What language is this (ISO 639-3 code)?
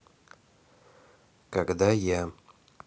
rus